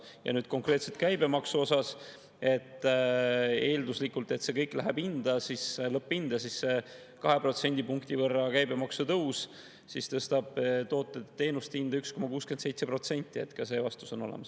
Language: Estonian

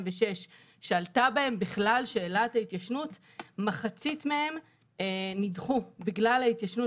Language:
Hebrew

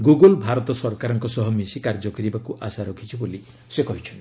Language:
Odia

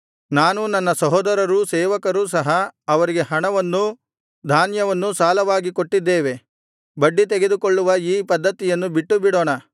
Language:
Kannada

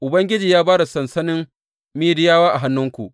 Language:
Hausa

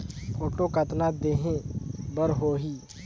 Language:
Chhattisgarhi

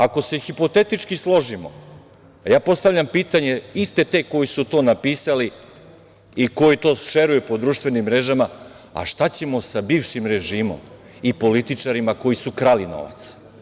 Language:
Serbian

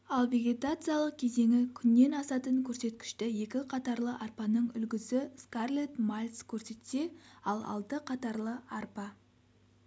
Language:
Kazakh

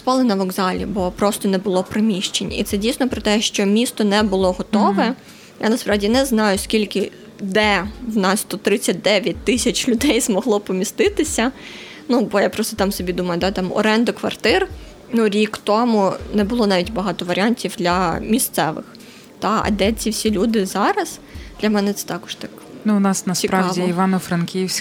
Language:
Ukrainian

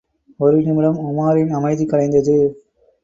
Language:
Tamil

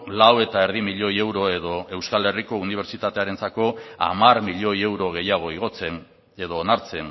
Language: Basque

